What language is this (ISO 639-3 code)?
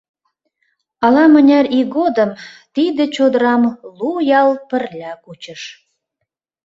chm